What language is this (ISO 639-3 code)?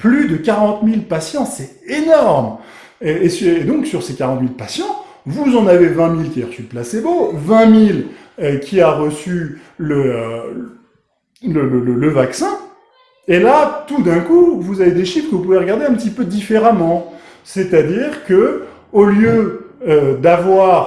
fra